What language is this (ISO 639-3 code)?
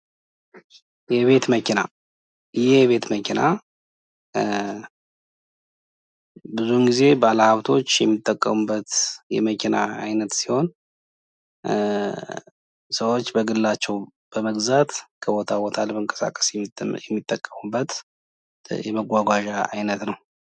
amh